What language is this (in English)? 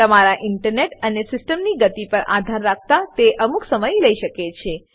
Gujarati